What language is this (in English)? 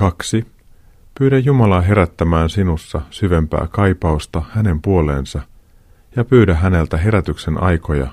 Finnish